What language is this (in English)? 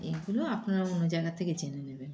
Bangla